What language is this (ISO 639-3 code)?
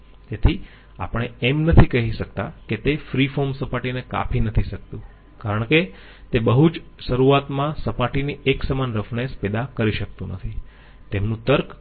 guj